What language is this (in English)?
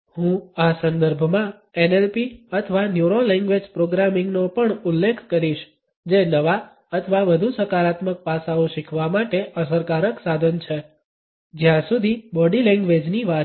Gujarati